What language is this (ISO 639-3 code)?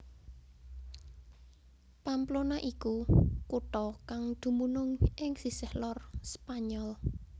jav